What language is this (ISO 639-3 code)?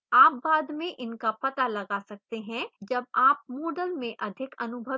hin